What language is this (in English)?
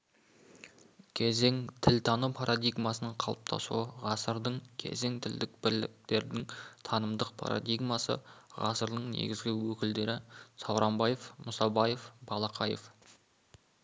Kazakh